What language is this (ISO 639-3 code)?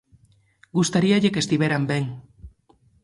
glg